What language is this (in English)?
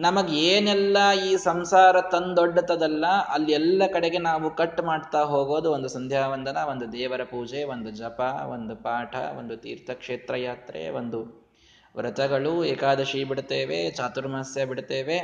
Kannada